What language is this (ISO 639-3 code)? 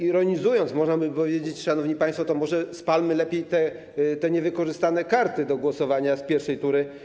pol